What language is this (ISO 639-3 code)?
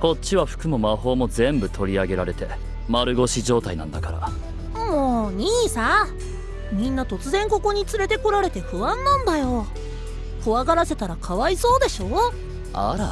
jpn